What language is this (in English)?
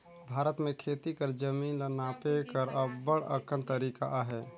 Chhattisgarhi